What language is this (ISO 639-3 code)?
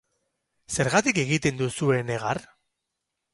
eus